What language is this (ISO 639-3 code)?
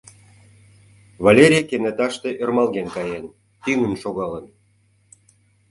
chm